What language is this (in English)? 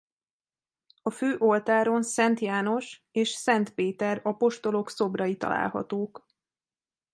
Hungarian